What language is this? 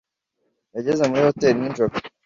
Kinyarwanda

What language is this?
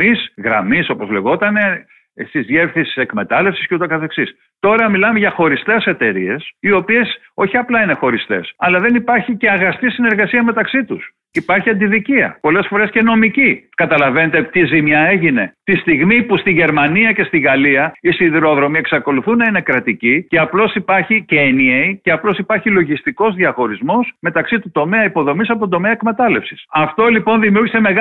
Greek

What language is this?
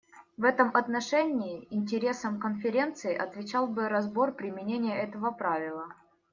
Russian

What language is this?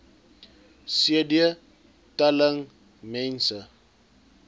Afrikaans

